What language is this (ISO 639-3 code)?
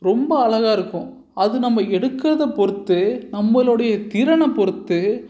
tam